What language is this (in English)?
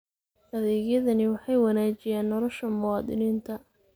Somali